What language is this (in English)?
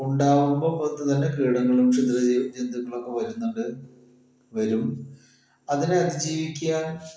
Malayalam